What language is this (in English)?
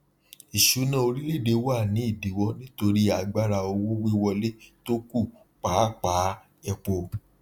Yoruba